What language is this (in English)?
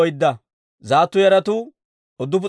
Dawro